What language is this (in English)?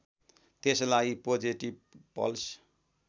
Nepali